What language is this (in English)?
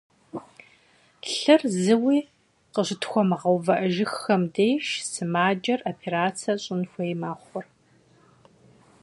Kabardian